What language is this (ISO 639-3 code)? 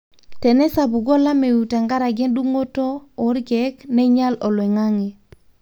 mas